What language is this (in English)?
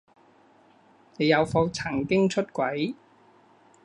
Cantonese